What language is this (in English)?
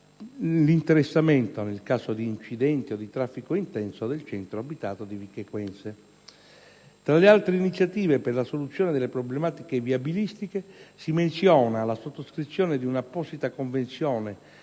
Italian